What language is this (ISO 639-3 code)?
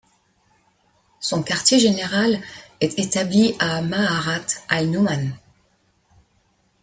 fra